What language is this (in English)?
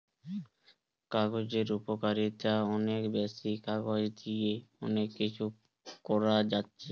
Bangla